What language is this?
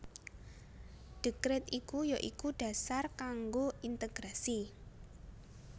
Javanese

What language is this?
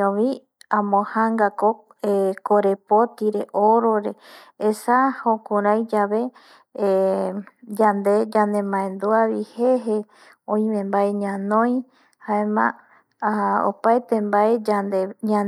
Eastern Bolivian Guaraní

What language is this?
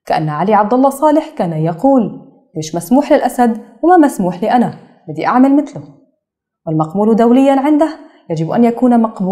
Arabic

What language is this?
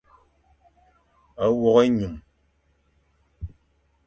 Fang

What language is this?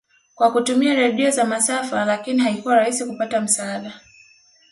Swahili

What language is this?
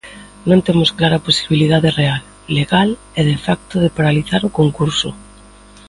Galician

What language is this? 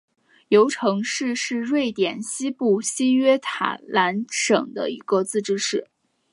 Chinese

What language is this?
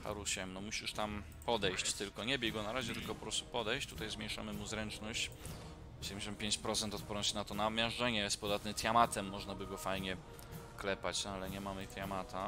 Polish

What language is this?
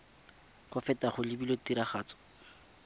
Tswana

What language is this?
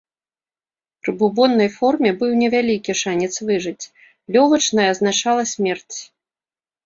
Belarusian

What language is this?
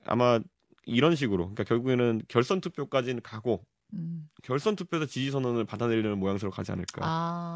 Korean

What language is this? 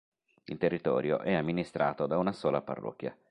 Italian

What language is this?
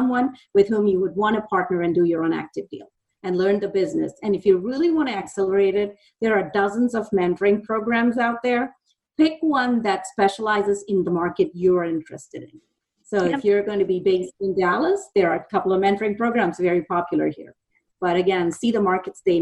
English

